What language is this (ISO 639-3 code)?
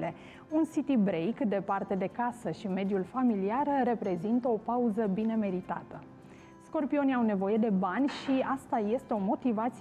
ron